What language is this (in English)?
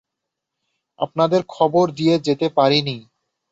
Bangla